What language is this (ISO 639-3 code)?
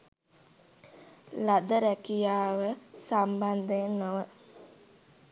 sin